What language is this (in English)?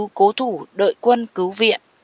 Vietnamese